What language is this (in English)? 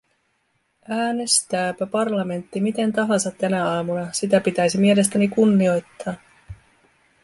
Finnish